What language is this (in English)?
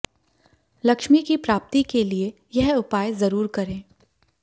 Hindi